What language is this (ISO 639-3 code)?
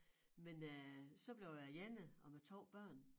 dan